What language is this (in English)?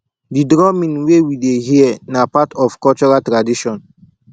Nigerian Pidgin